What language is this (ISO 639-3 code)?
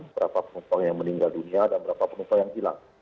ind